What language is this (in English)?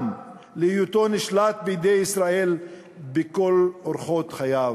Hebrew